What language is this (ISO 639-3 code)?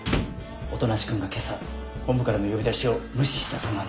jpn